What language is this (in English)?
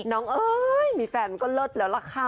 Thai